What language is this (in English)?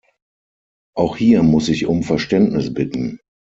German